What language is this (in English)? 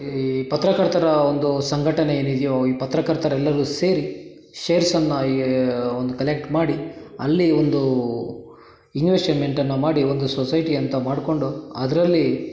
Kannada